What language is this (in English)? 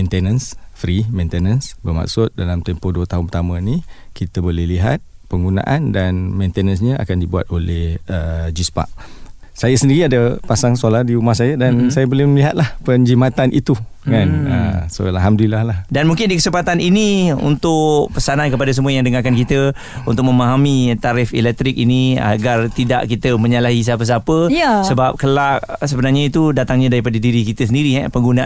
Malay